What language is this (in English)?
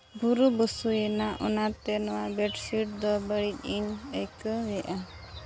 Santali